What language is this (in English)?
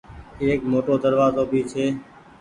Goaria